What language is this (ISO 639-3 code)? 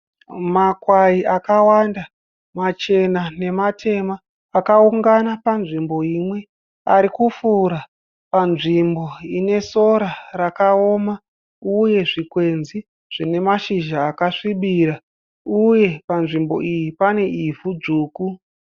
sna